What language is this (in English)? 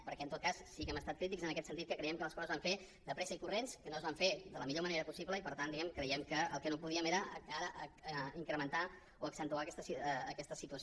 Catalan